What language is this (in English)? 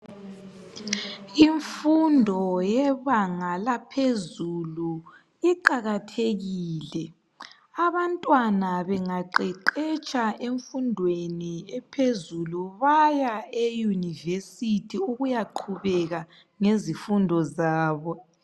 North Ndebele